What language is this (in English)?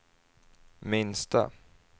Swedish